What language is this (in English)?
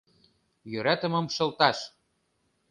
Mari